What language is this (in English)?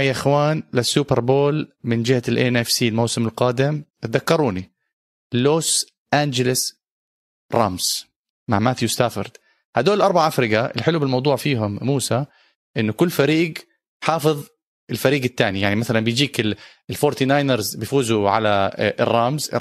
Arabic